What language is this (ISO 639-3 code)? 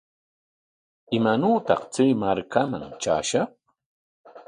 qwa